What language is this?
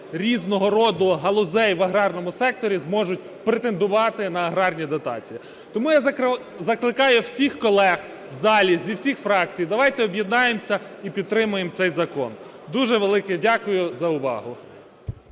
Ukrainian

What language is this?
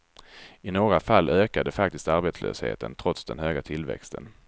Swedish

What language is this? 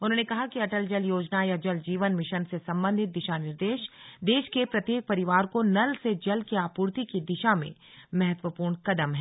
Hindi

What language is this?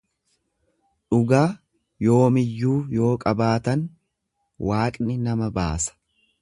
Oromo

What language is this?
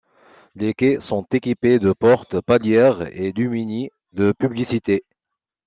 French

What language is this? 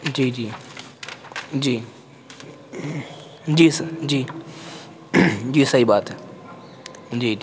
Urdu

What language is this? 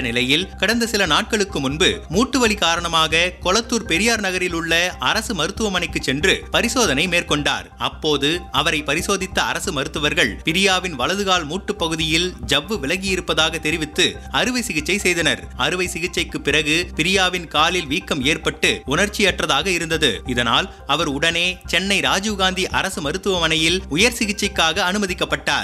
Tamil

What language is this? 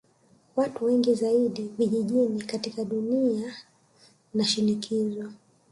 Swahili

